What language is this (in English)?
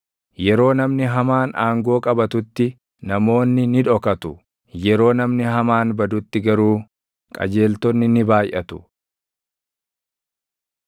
Oromo